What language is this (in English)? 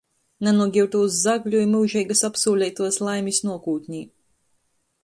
Latgalian